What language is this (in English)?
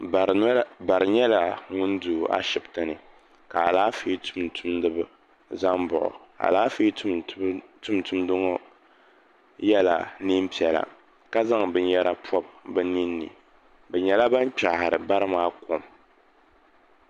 Dagbani